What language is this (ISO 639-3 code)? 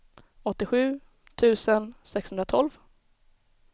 swe